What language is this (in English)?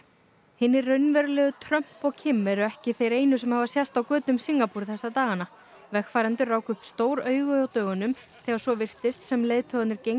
Icelandic